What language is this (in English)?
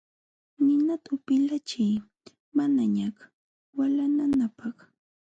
Jauja Wanca Quechua